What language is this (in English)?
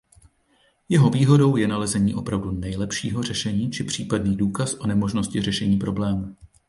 Czech